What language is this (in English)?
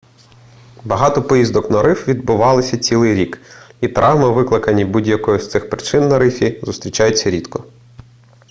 Ukrainian